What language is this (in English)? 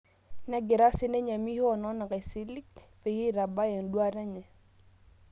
Masai